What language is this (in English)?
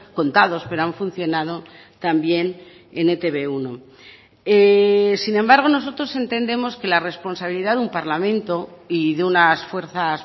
Spanish